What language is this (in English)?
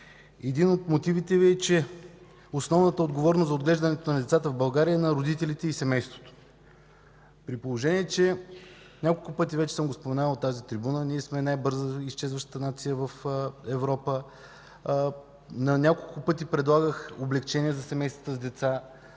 Bulgarian